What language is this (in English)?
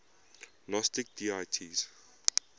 English